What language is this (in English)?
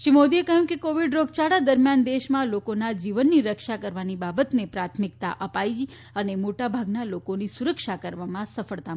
Gujarati